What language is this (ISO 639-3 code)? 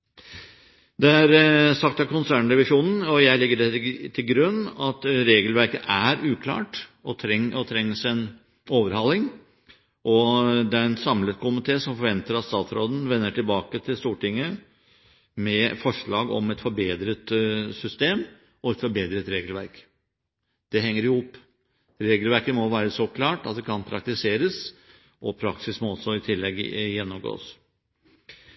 nob